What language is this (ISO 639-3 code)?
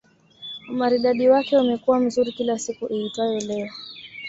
swa